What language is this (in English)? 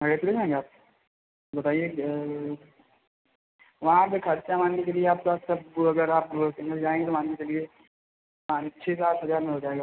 Hindi